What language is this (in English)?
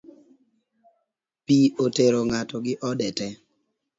Luo (Kenya and Tanzania)